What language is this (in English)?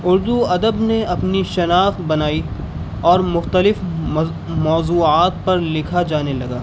Urdu